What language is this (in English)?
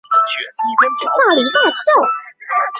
Chinese